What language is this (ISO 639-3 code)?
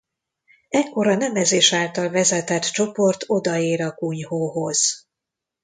hun